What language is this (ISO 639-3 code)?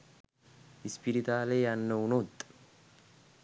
sin